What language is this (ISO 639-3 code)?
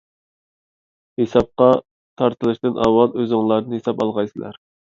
uig